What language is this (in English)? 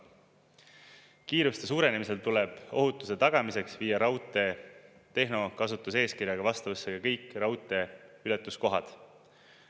Estonian